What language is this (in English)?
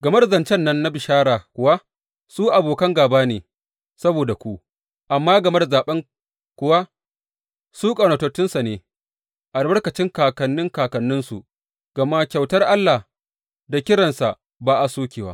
Hausa